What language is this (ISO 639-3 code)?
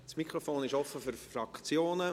gsw